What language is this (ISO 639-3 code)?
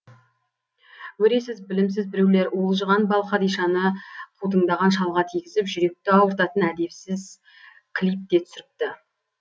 kaz